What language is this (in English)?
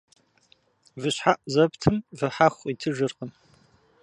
Kabardian